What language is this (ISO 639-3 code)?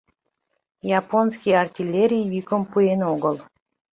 chm